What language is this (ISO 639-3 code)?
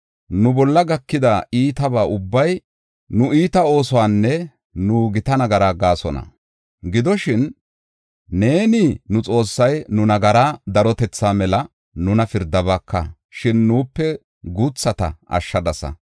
gof